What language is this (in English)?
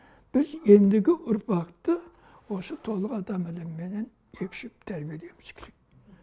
Kazakh